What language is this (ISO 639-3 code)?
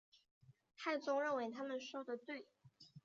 zho